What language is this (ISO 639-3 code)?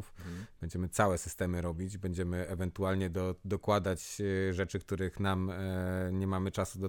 pol